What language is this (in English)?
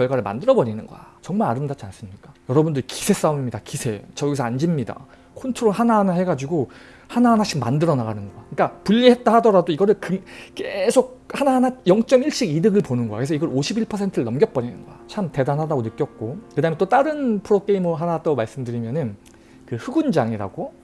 Korean